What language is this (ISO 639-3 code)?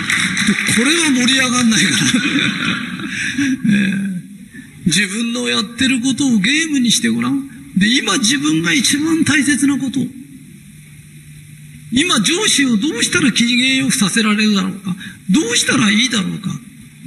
jpn